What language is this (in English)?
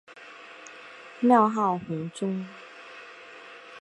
Chinese